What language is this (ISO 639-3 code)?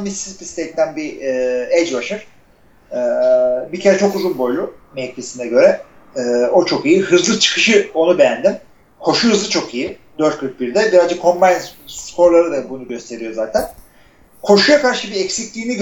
tur